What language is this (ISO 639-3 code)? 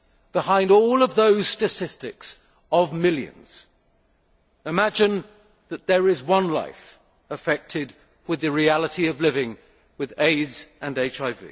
eng